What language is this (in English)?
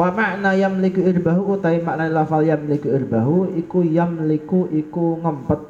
Indonesian